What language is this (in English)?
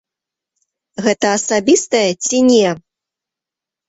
Belarusian